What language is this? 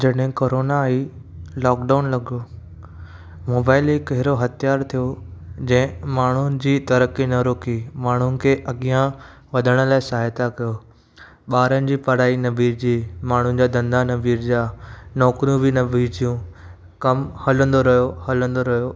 Sindhi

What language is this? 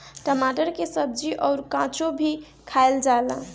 Bhojpuri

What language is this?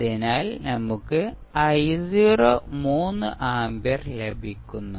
Malayalam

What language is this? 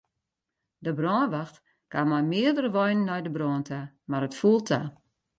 Western Frisian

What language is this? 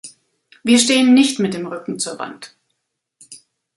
German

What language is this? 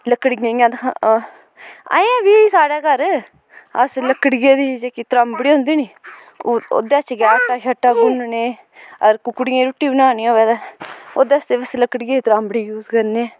Dogri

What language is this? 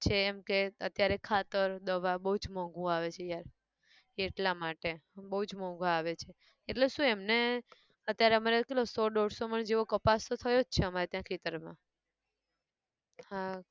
Gujarati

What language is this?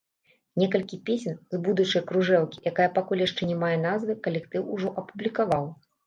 Belarusian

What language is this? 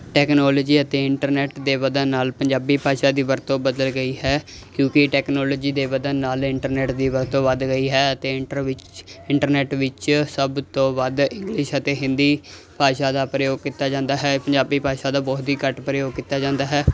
Punjabi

